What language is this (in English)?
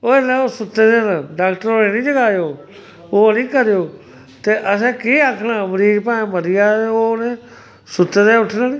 Dogri